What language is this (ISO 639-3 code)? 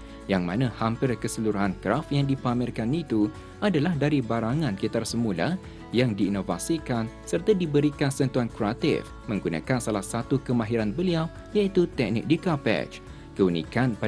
msa